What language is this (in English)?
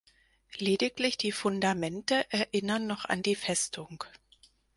German